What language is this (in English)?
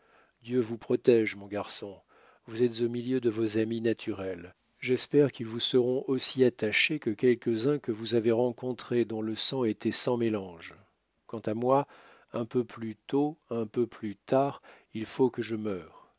French